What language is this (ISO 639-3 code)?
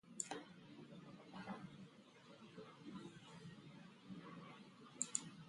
por